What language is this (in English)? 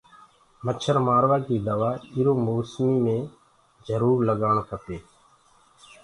Gurgula